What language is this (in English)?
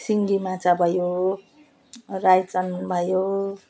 Nepali